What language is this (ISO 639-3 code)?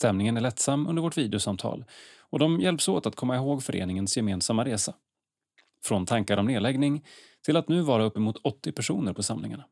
swe